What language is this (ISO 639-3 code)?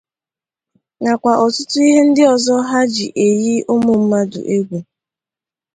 ibo